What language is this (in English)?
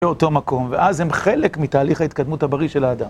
Hebrew